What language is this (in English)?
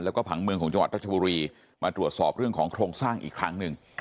Thai